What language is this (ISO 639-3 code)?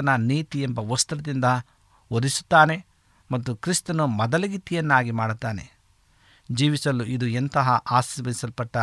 kan